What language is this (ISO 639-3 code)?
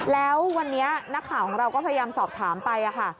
tha